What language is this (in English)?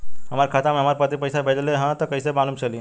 Bhojpuri